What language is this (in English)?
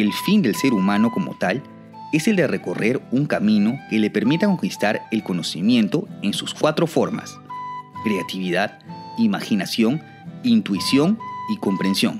Spanish